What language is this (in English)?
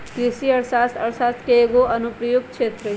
Magahi